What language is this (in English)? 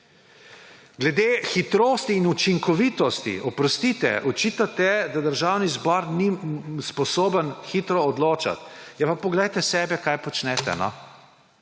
Slovenian